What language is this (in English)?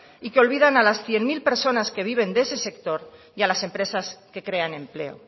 Spanish